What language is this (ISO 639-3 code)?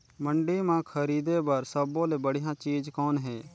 hne